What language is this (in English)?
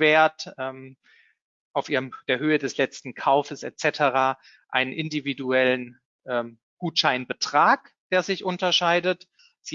German